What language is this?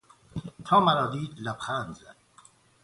Persian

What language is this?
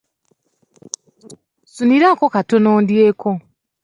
Ganda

